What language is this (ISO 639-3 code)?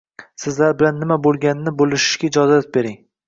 uzb